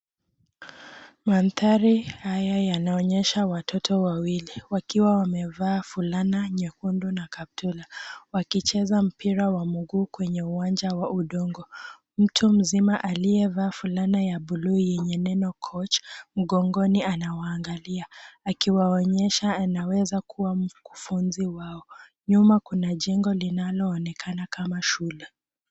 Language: Swahili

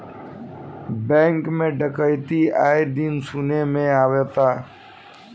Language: Bhojpuri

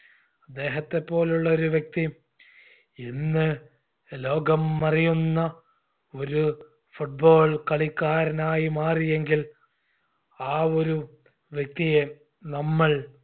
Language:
Malayalam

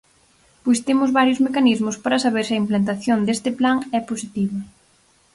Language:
Galician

